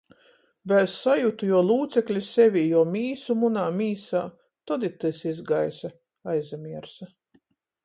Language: Latgalian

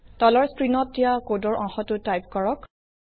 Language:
Assamese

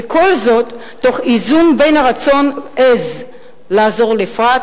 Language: Hebrew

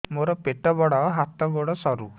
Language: Odia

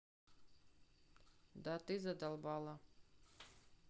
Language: Russian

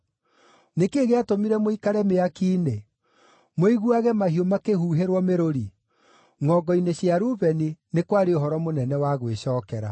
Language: Kikuyu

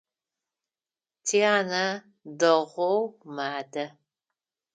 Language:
Adyghe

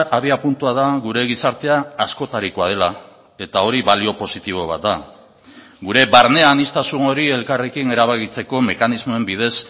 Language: Basque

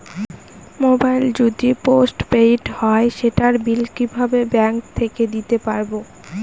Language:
Bangla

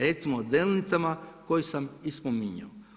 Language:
Croatian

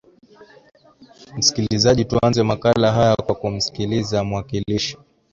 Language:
Swahili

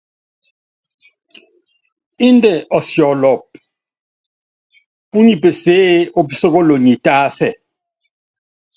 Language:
Yangben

